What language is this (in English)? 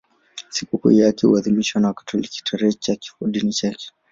Swahili